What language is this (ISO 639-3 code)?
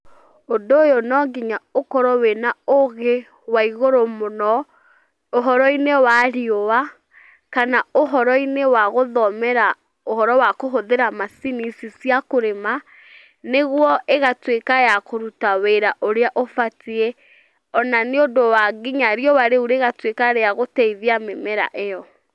kik